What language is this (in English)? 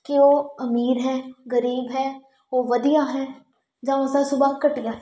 Punjabi